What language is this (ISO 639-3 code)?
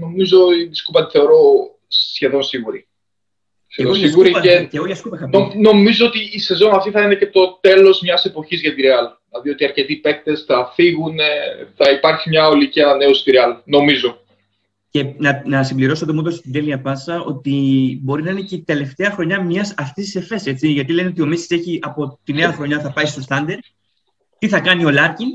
ell